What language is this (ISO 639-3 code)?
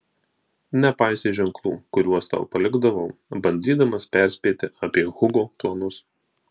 lit